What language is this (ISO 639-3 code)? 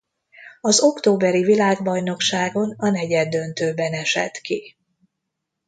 hun